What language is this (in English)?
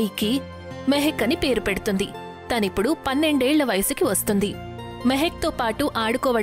Telugu